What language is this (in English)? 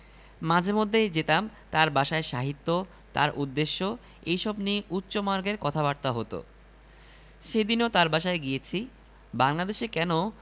Bangla